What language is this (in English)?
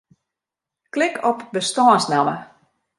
Western Frisian